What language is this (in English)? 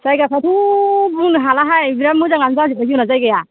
Bodo